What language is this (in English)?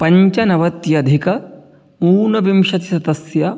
Sanskrit